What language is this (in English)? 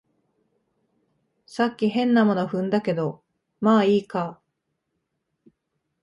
Japanese